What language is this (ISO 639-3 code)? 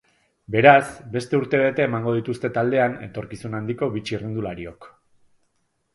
eus